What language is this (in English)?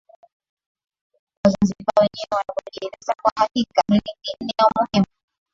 Swahili